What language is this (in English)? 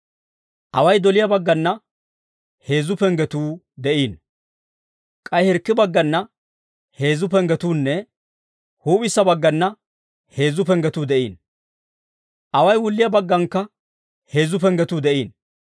Dawro